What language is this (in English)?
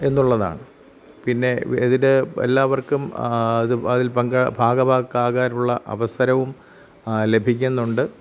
Malayalam